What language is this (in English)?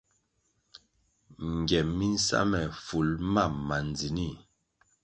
Kwasio